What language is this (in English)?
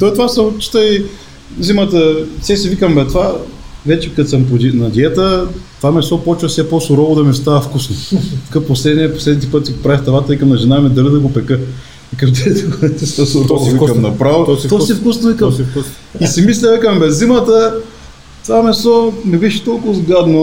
Bulgarian